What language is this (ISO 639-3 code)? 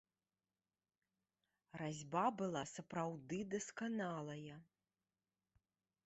bel